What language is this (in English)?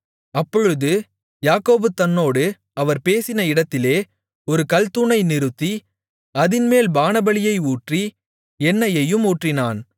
Tamil